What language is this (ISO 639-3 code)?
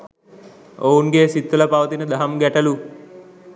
sin